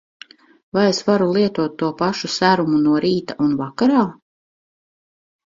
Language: Latvian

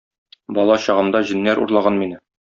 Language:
Tatar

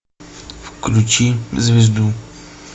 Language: Russian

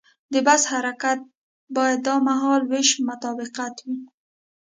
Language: Pashto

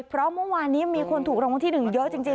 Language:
Thai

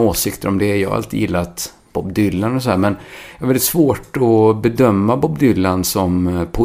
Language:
Swedish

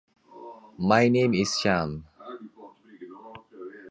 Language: Tigrinya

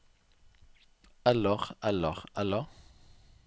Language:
Norwegian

